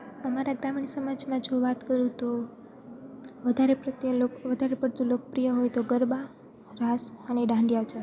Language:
Gujarati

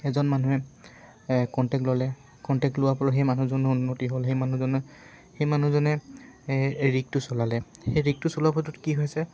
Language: Assamese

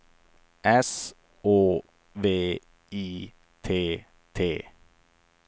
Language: Swedish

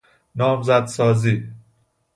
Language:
Persian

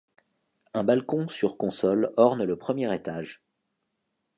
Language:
French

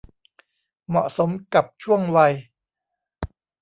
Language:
Thai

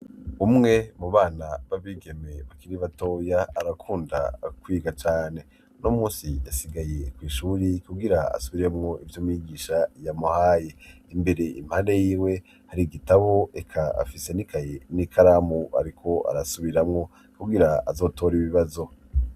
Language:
Rundi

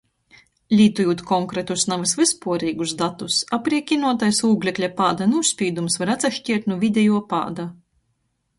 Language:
Latgalian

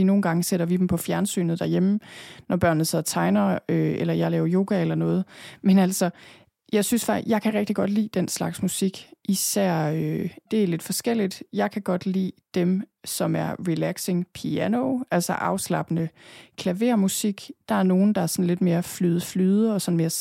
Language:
Danish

